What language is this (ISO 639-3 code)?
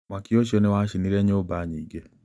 kik